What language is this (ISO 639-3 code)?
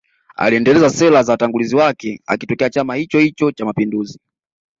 swa